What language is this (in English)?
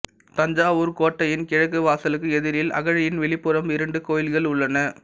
Tamil